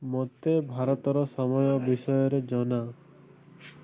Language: Odia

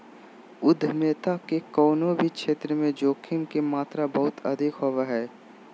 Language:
Magahi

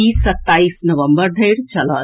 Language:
Maithili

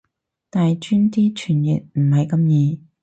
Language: Cantonese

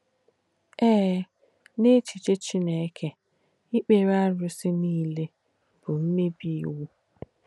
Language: Igbo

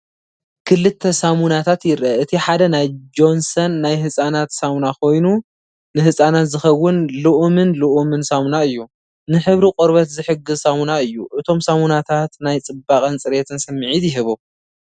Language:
Tigrinya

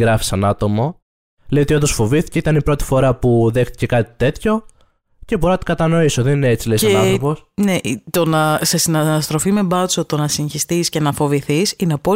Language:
Greek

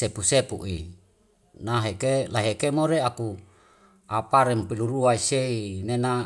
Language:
Wemale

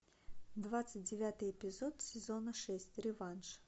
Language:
Russian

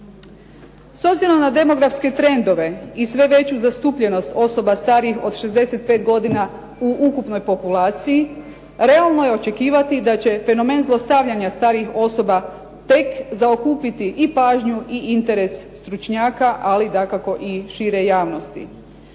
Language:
Croatian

